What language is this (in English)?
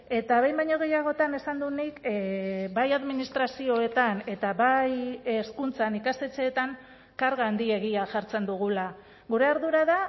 Basque